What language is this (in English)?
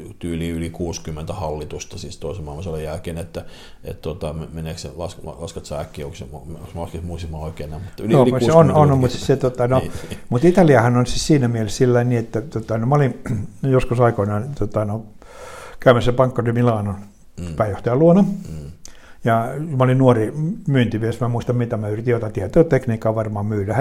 Finnish